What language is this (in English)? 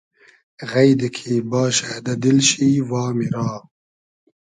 Hazaragi